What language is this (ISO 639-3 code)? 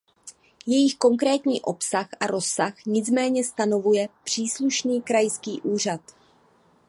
ces